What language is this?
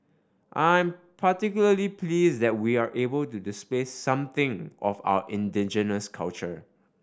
English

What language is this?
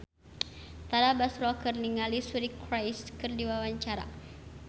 Sundanese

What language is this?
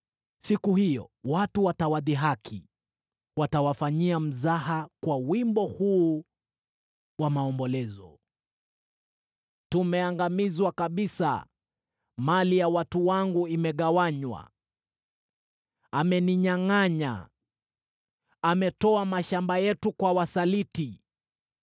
Swahili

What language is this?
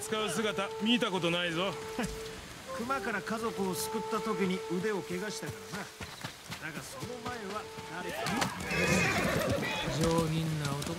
Japanese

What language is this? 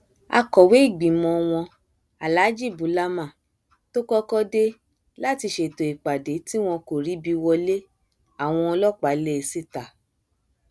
Yoruba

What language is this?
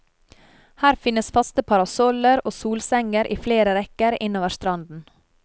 Norwegian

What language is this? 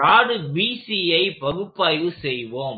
Tamil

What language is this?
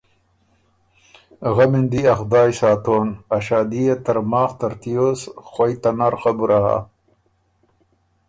Ormuri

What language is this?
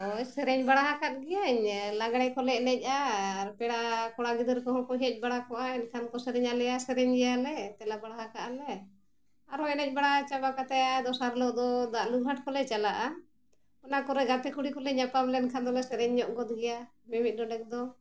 Santali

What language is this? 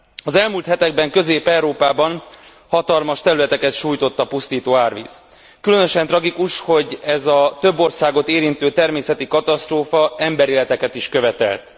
Hungarian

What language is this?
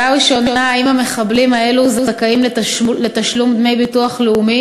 Hebrew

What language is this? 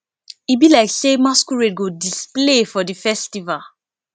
Nigerian Pidgin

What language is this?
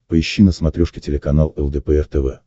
Russian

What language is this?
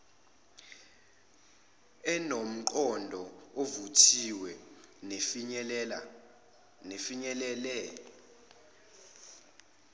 Zulu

